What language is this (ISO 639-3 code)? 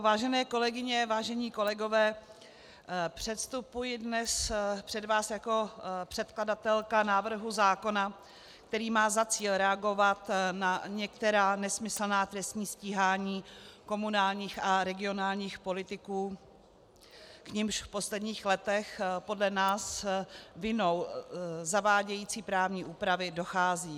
ces